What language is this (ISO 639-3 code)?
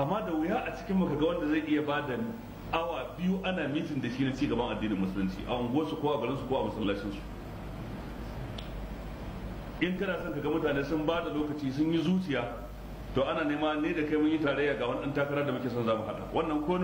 ara